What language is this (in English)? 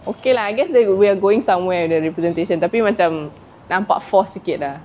English